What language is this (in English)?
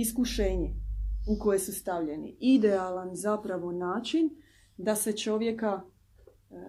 Croatian